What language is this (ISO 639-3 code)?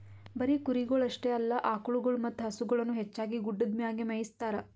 kan